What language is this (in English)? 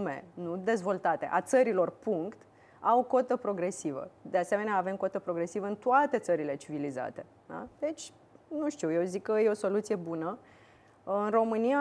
Romanian